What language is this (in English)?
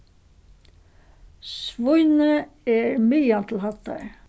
Faroese